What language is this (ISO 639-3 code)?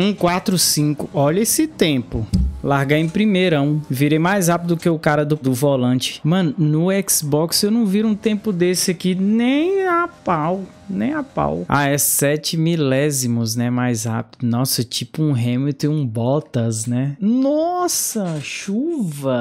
por